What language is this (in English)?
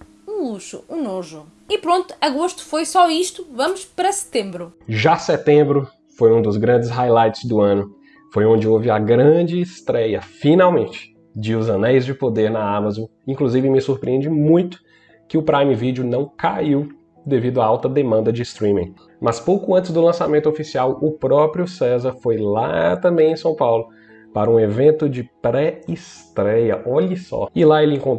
Portuguese